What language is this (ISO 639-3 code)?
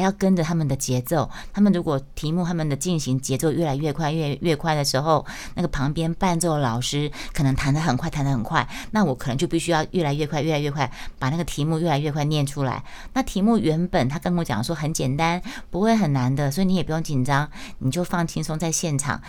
zho